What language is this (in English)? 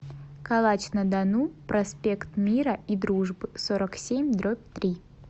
Russian